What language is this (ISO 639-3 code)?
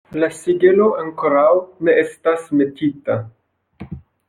epo